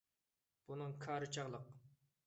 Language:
Uyghur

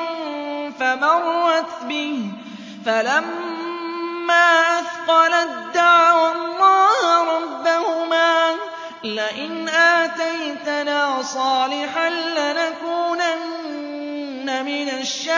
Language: Arabic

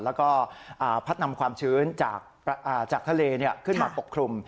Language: Thai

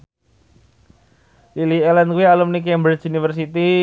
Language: Javanese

